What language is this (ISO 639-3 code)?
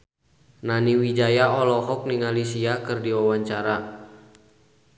sun